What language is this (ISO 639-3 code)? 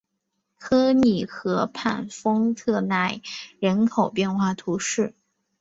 zho